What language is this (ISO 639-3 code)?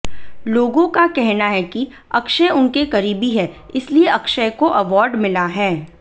hin